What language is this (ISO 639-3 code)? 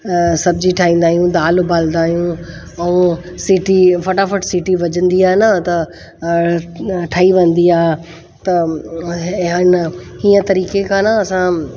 snd